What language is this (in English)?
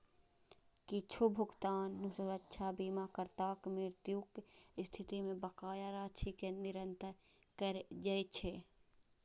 Maithili